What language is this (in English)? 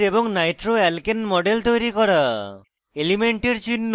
Bangla